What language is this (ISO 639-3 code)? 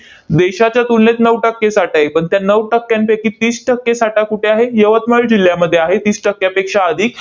mar